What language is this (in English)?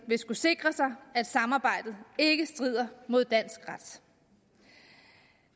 Danish